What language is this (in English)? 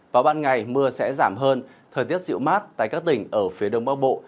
Vietnamese